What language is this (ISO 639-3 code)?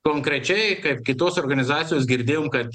lit